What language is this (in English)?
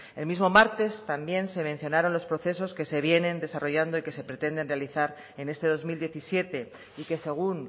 Spanish